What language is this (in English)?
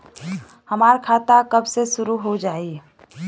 Bhojpuri